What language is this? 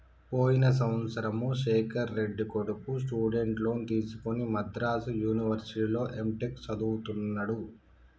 Telugu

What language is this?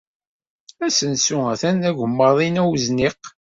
Kabyle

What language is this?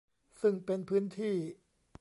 Thai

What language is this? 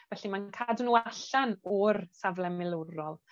Welsh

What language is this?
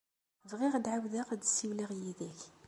Kabyle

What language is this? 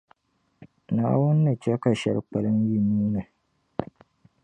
Dagbani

